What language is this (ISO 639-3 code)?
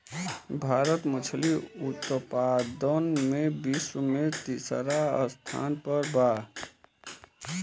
bho